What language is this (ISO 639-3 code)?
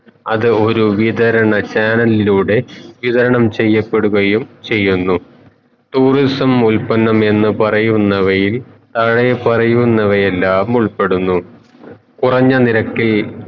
mal